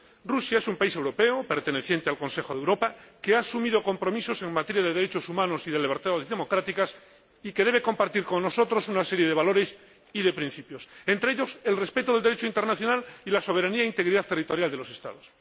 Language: Spanish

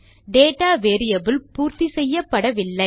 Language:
Tamil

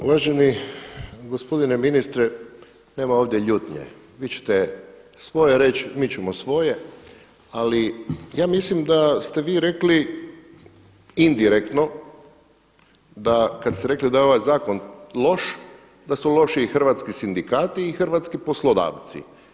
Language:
Croatian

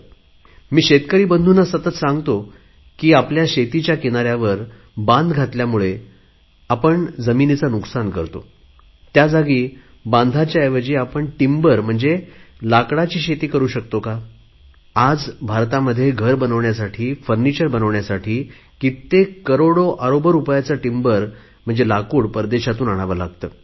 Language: Marathi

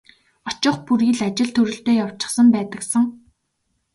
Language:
Mongolian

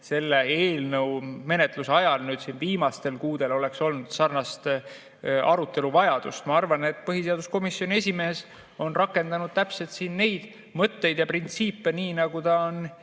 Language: Estonian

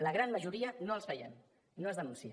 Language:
Catalan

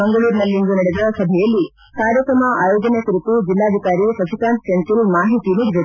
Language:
Kannada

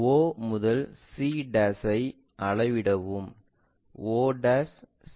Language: Tamil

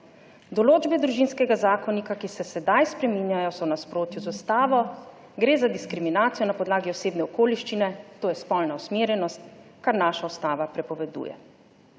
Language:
Slovenian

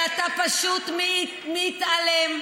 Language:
Hebrew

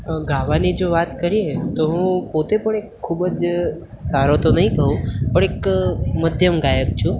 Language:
Gujarati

